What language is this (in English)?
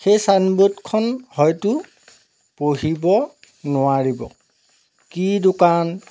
Assamese